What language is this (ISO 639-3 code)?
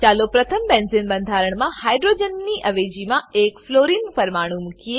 guj